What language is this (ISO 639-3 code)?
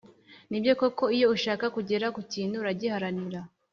kin